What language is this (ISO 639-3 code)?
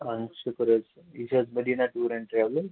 kas